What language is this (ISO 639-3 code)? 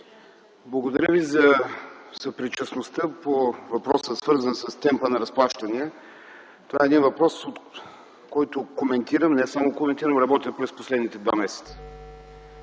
bul